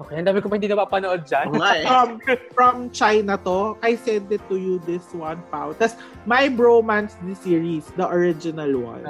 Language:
Filipino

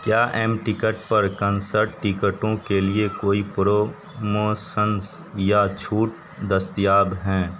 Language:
Urdu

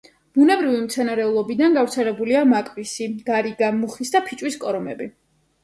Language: Georgian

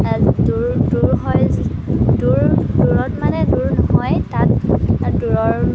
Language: Assamese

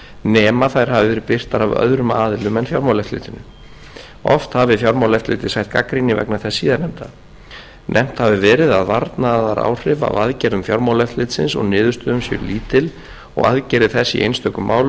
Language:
Icelandic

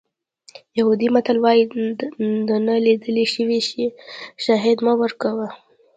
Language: Pashto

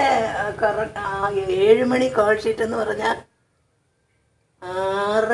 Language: Malayalam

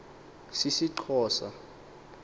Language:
Xhosa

